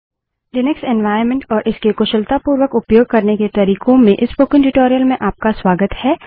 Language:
Hindi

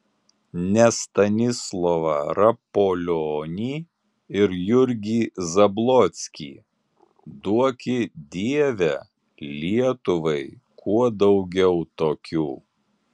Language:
Lithuanian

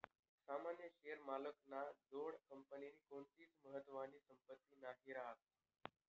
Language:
Marathi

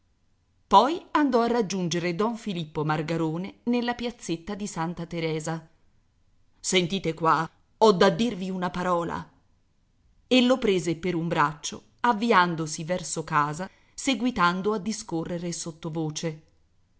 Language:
Italian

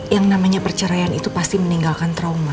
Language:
Indonesian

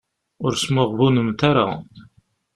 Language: Kabyle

